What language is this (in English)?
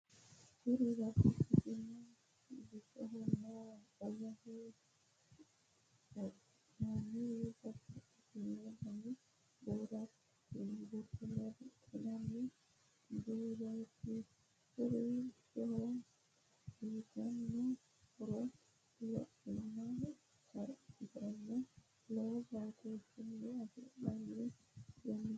Sidamo